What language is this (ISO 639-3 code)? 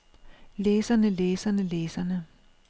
dan